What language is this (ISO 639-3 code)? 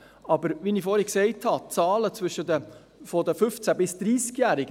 gsw